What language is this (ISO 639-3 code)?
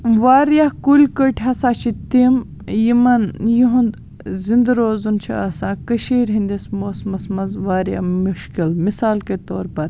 kas